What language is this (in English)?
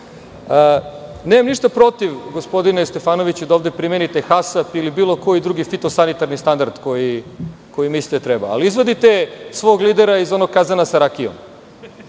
Serbian